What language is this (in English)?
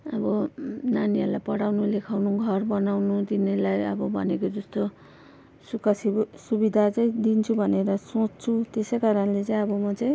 Nepali